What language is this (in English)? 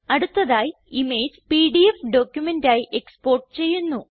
Malayalam